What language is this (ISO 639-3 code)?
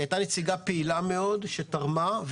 heb